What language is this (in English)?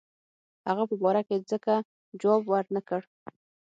Pashto